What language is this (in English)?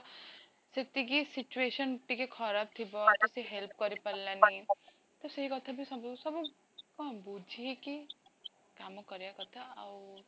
Odia